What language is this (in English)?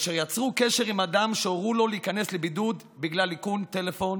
Hebrew